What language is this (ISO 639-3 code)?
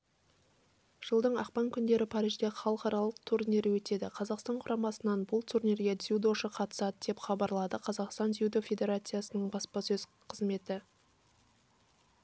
kaz